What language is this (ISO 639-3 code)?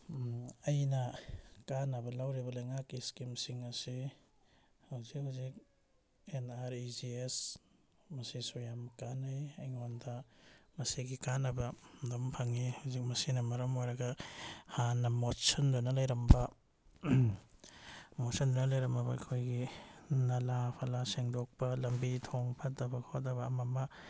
mni